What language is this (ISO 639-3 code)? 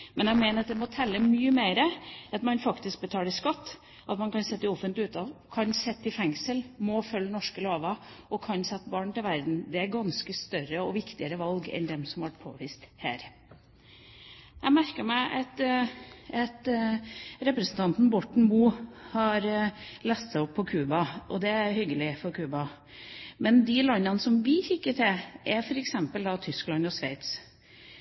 nob